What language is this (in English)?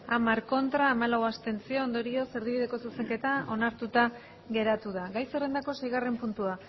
Basque